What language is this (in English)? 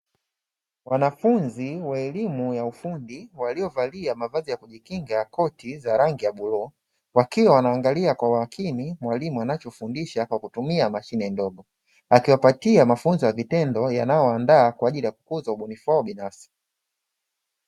Swahili